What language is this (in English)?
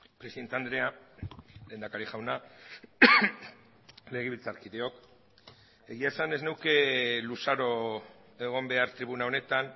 Basque